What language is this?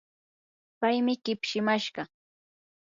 Yanahuanca Pasco Quechua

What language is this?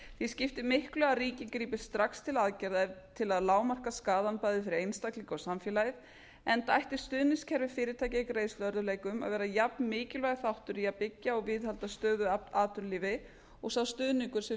Icelandic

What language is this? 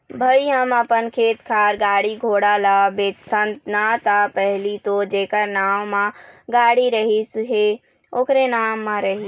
Chhattisgarhi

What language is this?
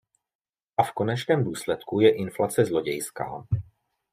Czech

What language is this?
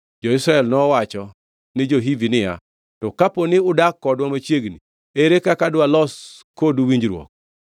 Luo (Kenya and Tanzania)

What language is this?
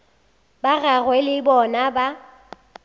Northern Sotho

